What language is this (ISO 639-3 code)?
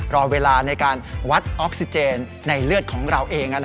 tha